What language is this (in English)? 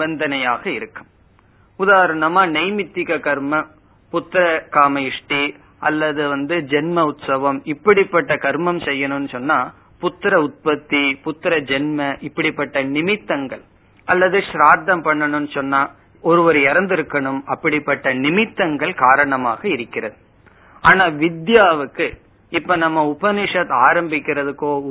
Tamil